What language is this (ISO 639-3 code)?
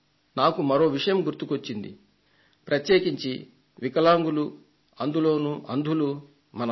tel